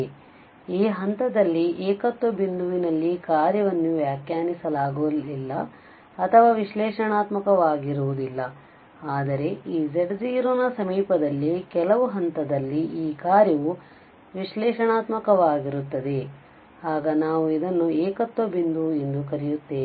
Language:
Kannada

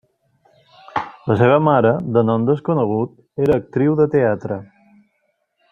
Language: Catalan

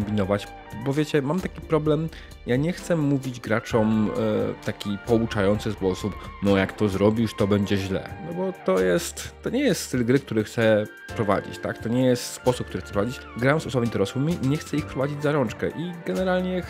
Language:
Polish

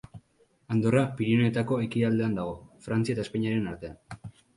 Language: Basque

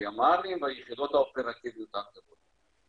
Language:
Hebrew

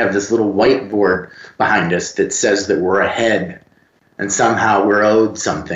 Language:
English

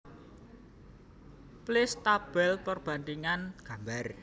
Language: Javanese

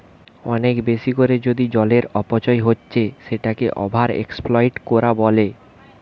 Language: Bangla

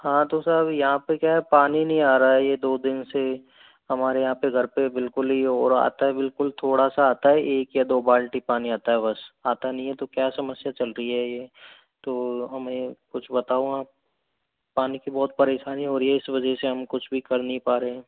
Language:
Hindi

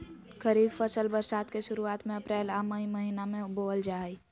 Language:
Magahi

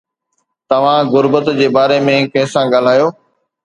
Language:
Sindhi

